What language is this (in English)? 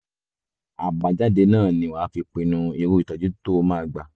Yoruba